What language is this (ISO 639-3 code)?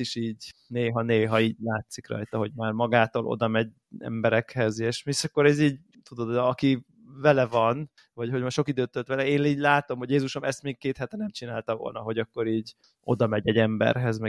hun